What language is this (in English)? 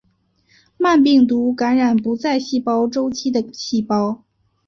Chinese